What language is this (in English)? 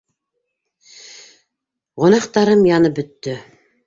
Bashkir